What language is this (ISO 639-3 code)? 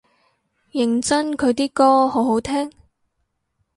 yue